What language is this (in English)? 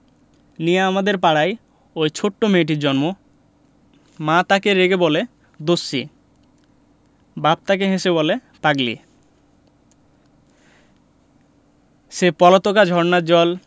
Bangla